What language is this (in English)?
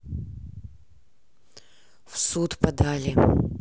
Russian